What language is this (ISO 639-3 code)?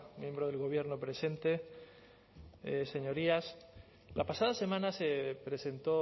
spa